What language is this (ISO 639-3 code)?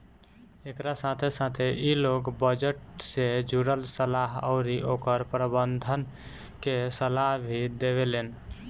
bho